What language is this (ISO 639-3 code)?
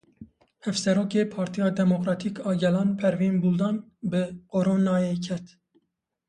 kur